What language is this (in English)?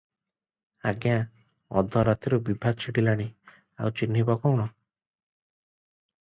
Odia